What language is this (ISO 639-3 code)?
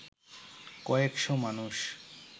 ben